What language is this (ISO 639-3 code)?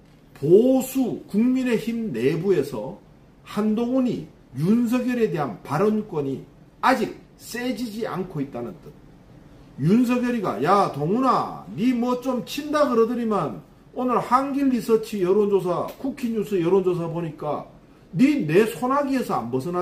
kor